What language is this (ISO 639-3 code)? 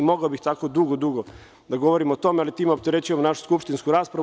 srp